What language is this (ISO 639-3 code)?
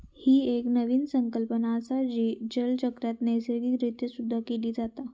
mar